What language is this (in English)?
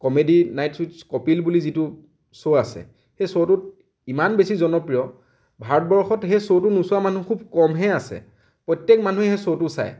Assamese